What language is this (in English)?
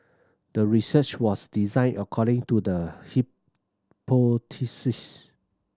English